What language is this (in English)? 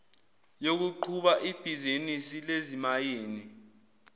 Zulu